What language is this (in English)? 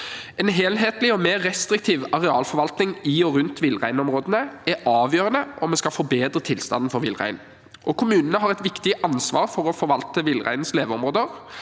Norwegian